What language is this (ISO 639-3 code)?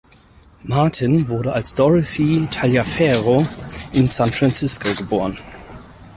deu